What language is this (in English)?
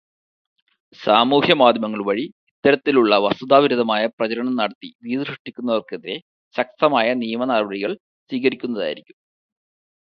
Malayalam